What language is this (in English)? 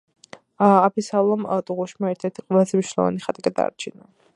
Georgian